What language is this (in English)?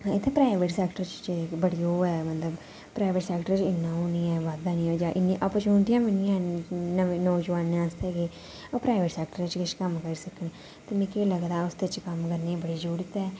Dogri